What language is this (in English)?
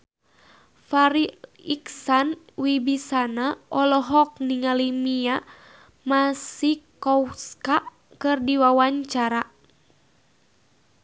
Sundanese